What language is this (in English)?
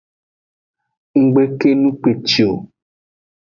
Aja (Benin)